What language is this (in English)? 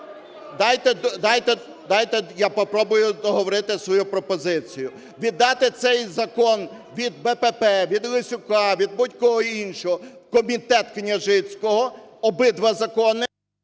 Ukrainian